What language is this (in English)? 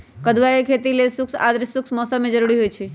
Magahi